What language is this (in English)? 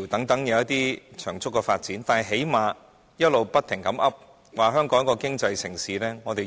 Cantonese